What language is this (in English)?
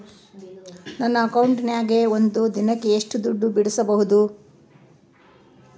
Kannada